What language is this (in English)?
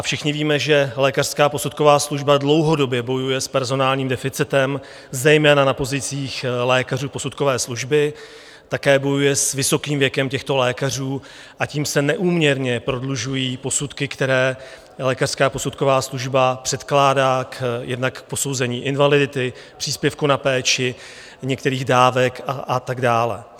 Czech